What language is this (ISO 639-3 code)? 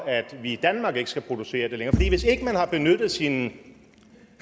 dan